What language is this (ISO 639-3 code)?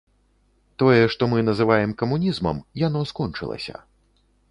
bel